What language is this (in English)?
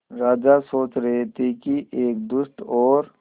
Hindi